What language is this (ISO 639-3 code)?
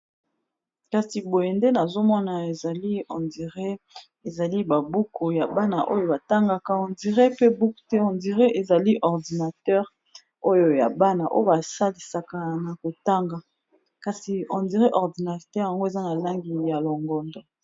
lin